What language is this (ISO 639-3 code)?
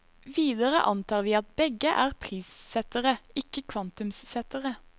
nor